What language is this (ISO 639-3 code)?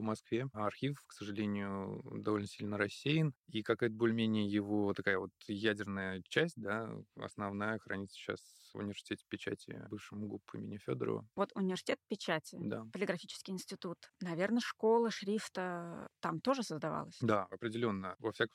rus